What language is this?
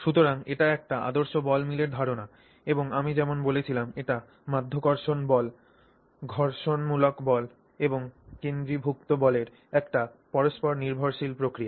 Bangla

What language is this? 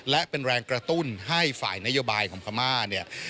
Thai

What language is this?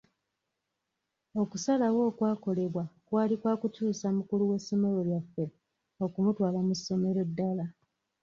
Ganda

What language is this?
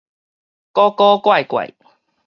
Min Nan Chinese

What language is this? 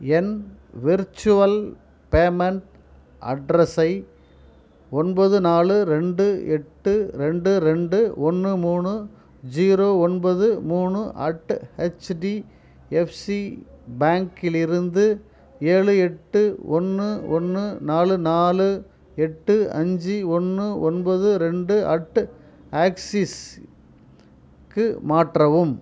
Tamil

